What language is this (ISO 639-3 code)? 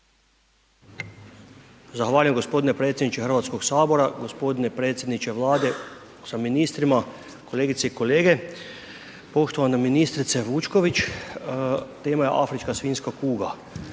hrv